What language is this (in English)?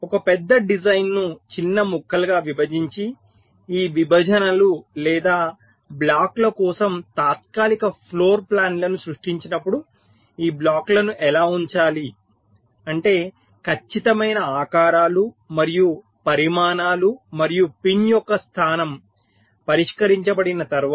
Telugu